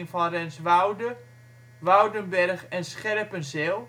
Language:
Dutch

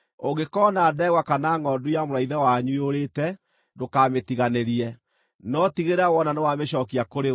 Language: Kikuyu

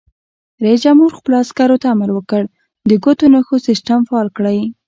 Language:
Pashto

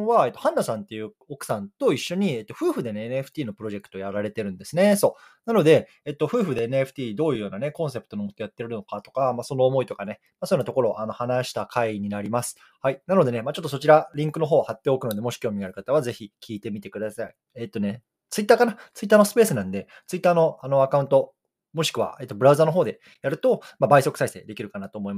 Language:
Japanese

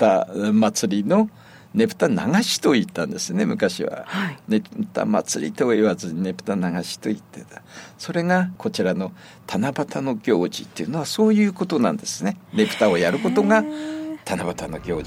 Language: Japanese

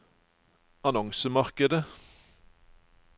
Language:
Norwegian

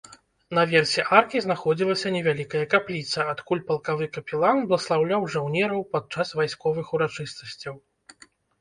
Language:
Belarusian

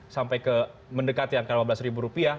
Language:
Indonesian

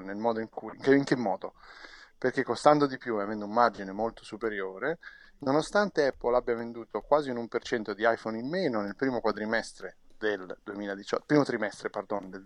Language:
Italian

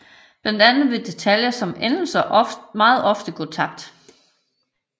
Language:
Danish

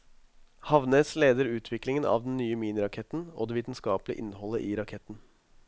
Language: Norwegian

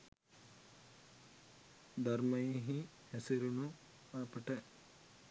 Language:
Sinhala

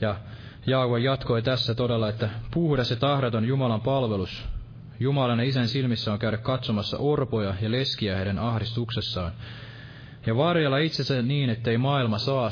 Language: Finnish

